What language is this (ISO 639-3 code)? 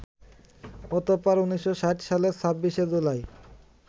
ben